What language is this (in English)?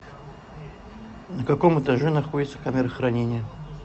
Russian